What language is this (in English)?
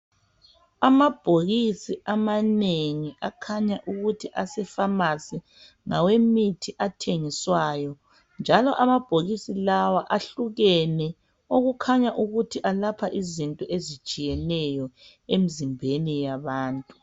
North Ndebele